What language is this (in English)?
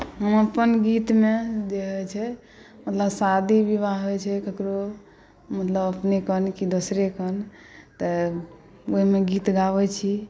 Maithili